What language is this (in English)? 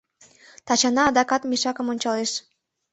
Mari